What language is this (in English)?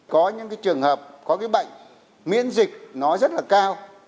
Vietnamese